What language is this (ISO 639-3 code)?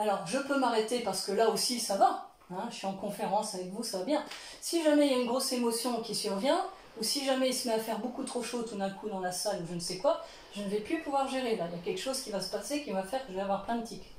fra